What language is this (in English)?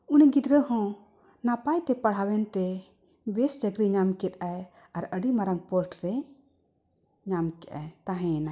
Santali